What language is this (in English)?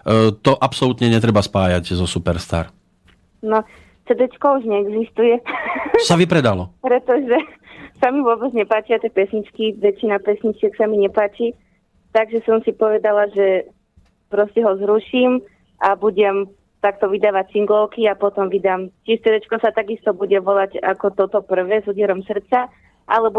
Slovak